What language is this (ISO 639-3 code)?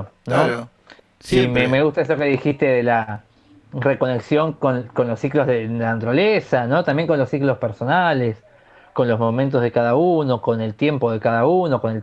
spa